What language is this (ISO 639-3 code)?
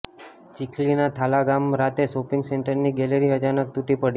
guj